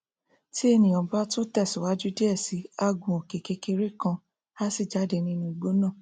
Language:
Yoruba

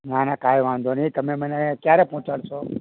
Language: Gujarati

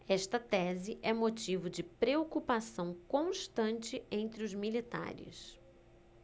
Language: Portuguese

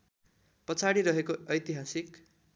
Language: Nepali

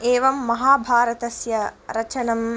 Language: Sanskrit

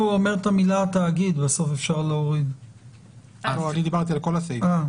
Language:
Hebrew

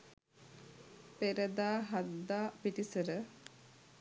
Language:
Sinhala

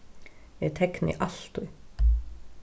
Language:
Faroese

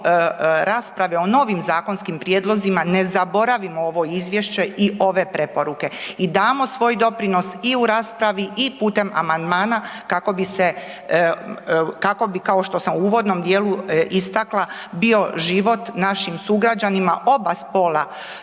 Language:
Croatian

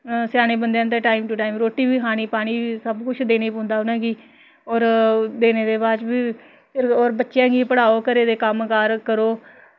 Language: Dogri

